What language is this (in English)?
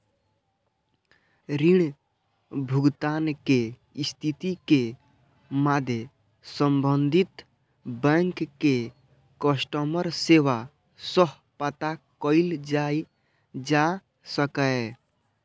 Maithili